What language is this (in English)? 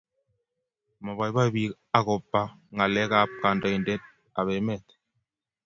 Kalenjin